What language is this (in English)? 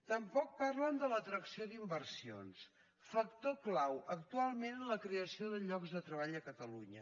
Catalan